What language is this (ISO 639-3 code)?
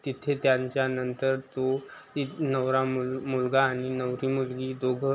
mar